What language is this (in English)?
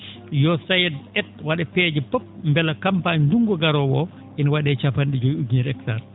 Fula